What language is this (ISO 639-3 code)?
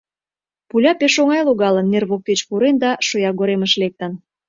chm